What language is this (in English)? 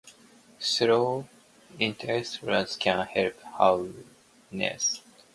English